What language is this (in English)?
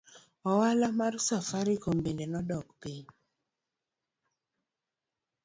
Luo (Kenya and Tanzania)